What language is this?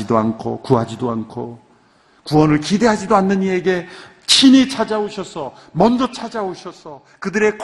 Korean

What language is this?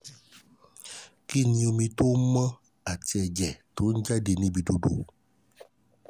Yoruba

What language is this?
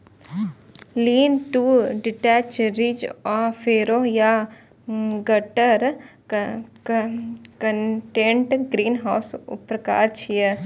Maithili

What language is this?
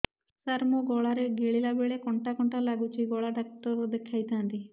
Odia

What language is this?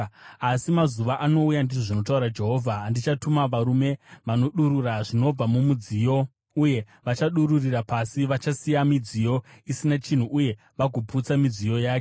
Shona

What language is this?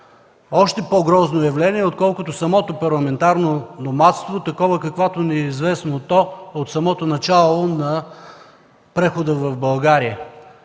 Bulgarian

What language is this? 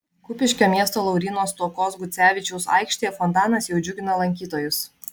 Lithuanian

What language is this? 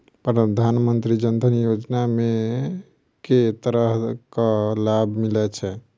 Maithili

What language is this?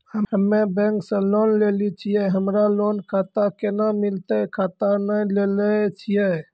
Maithili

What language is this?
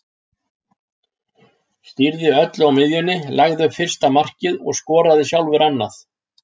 Icelandic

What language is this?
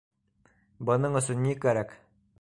Bashkir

